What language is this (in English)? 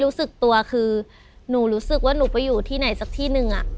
Thai